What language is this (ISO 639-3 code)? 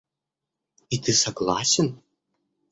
rus